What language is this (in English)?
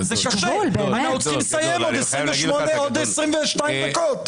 Hebrew